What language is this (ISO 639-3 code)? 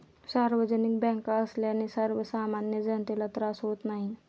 mar